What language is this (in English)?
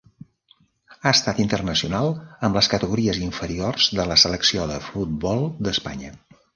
Catalan